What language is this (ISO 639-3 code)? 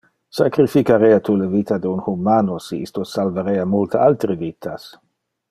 ina